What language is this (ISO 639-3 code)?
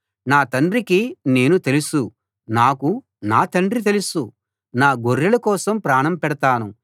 tel